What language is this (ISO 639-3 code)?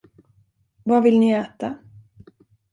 swe